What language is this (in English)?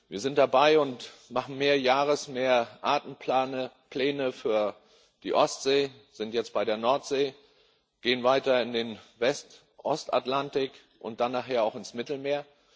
German